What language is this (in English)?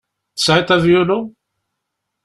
Kabyle